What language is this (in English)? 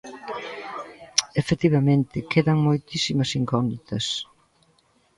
Galician